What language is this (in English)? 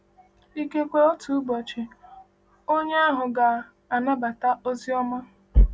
Igbo